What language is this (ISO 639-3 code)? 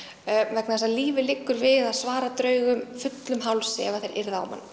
isl